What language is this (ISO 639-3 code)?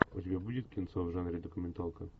rus